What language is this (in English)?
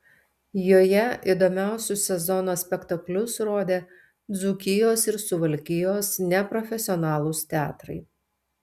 Lithuanian